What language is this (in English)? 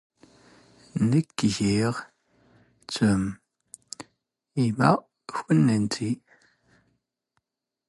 Standard Moroccan Tamazight